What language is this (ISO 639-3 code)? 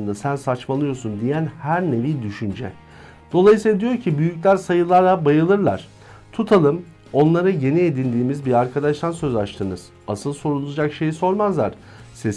tur